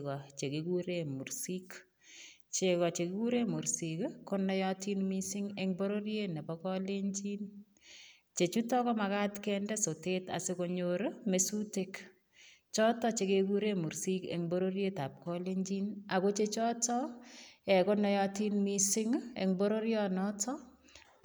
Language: Kalenjin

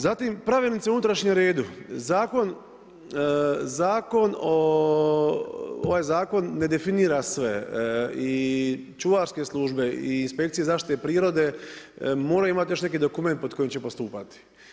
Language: Croatian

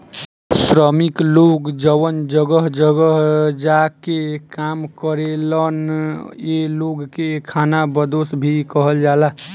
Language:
Bhojpuri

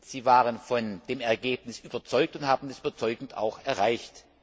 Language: German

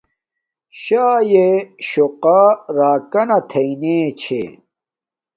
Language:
Domaaki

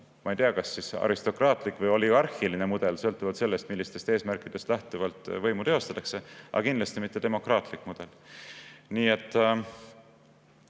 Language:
Estonian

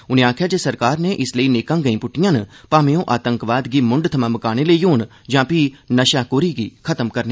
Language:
Dogri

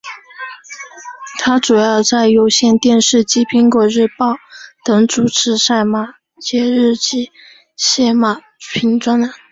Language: Chinese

